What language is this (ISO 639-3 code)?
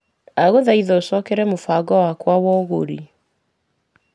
kik